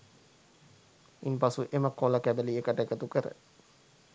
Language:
Sinhala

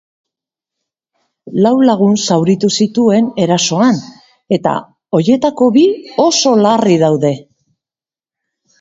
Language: Basque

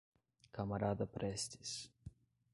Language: Portuguese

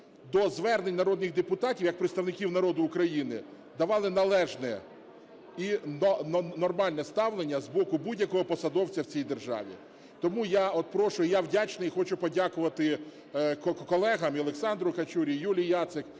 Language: Ukrainian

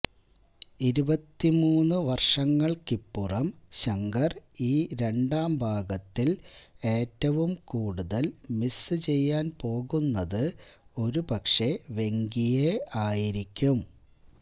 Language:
Malayalam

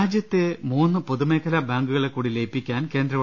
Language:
Malayalam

